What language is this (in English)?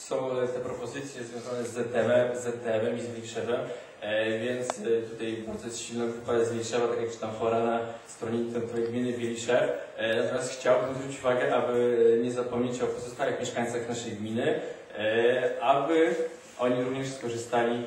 Polish